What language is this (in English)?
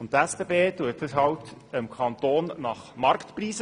Swiss German